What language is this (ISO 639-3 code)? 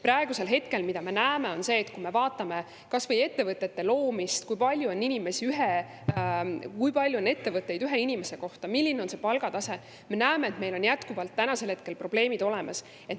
est